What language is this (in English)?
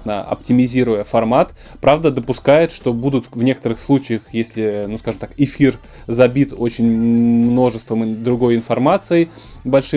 Russian